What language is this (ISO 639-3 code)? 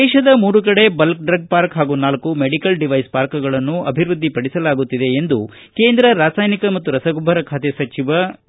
kan